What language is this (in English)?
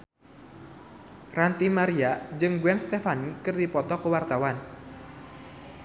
Sundanese